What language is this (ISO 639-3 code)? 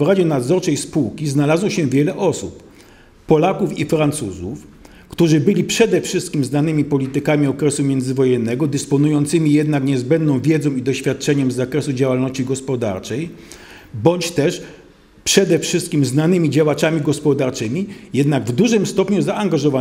pol